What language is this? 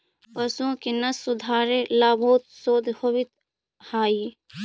Magahi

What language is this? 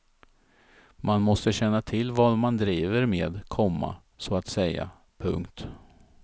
Swedish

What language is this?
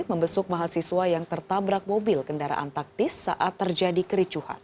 Indonesian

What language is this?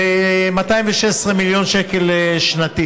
Hebrew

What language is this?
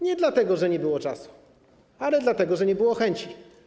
Polish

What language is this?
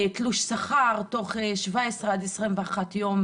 Hebrew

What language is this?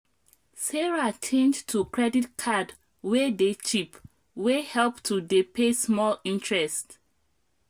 Nigerian Pidgin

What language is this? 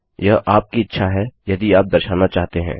Hindi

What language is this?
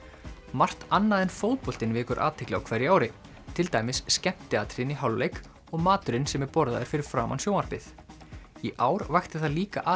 Icelandic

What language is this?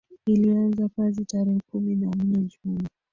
Swahili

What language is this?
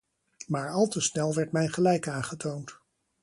Dutch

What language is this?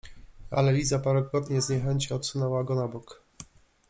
Polish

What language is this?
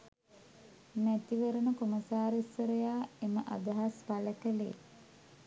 Sinhala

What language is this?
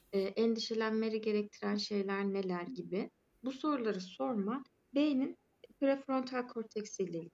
Turkish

